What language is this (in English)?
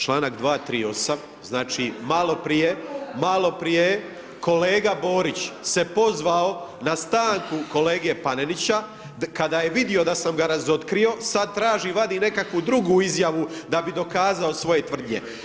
Croatian